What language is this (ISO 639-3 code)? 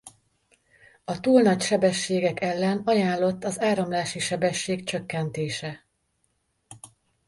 hun